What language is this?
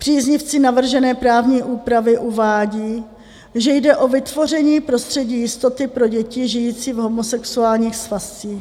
Czech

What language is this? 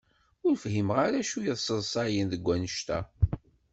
Kabyle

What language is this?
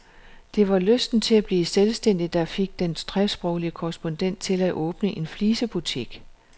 Danish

